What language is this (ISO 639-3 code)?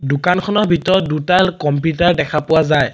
asm